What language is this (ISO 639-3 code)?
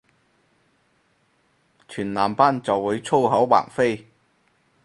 yue